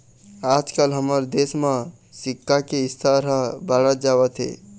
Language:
Chhattisgarhi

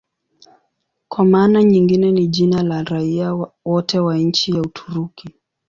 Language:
Swahili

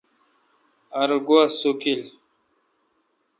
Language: Kalkoti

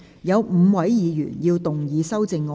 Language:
Cantonese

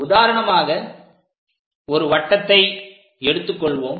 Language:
Tamil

